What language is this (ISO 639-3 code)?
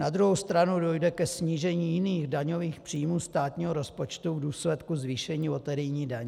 ces